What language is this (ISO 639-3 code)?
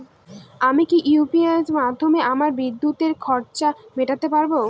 ben